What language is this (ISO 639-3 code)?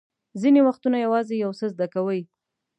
pus